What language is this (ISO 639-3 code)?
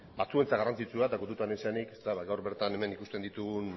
eus